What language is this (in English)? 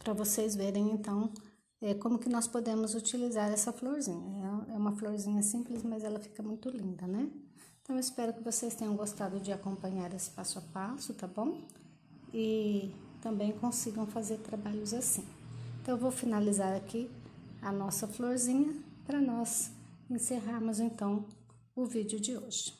Portuguese